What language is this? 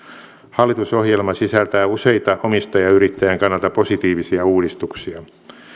Finnish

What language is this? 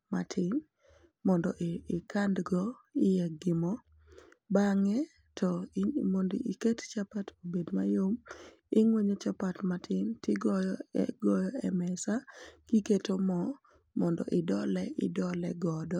Luo (Kenya and Tanzania)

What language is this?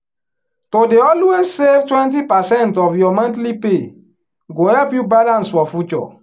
Nigerian Pidgin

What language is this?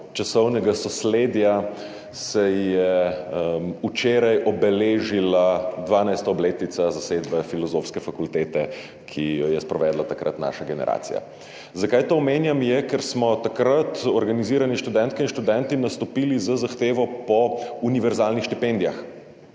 Slovenian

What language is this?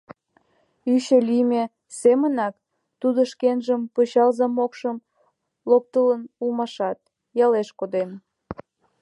Mari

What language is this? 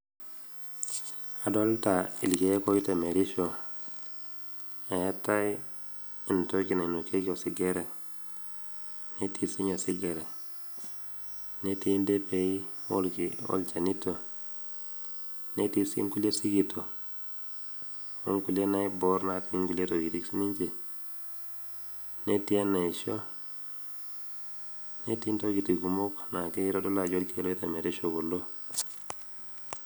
Masai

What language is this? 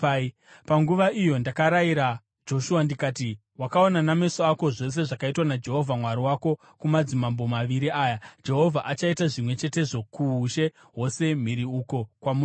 Shona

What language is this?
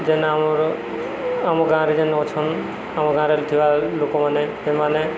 Odia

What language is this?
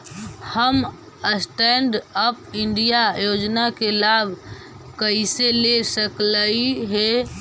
Magahi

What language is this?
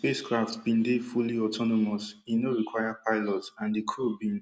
Nigerian Pidgin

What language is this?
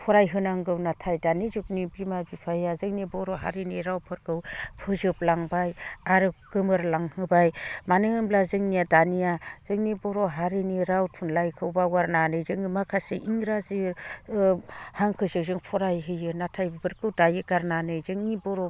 Bodo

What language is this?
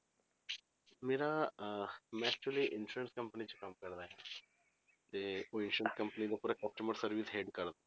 Punjabi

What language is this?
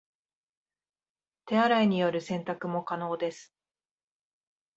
Japanese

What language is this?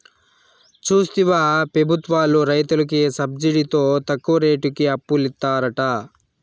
Telugu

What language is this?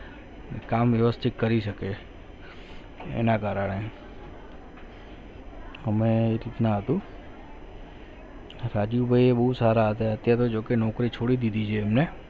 Gujarati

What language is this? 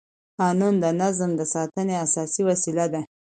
Pashto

